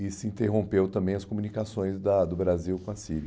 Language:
Portuguese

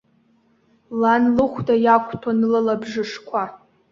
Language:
Abkhazian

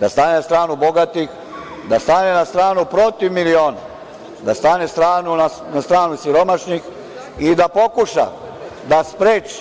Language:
Serbian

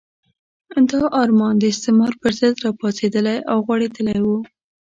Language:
Pashto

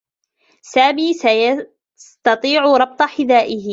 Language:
Arabic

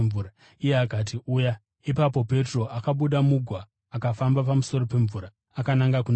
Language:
Shona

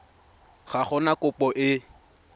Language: Tswana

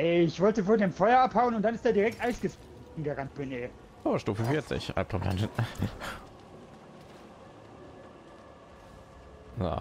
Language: German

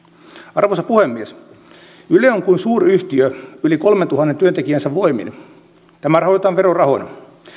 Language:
Finnish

